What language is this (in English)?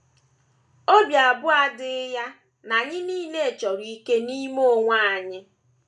Igbo